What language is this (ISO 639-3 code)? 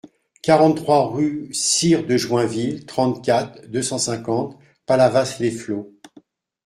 fra